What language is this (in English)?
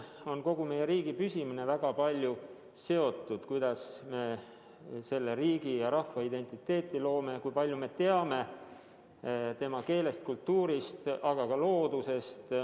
Estonian